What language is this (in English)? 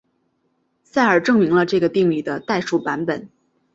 Chinese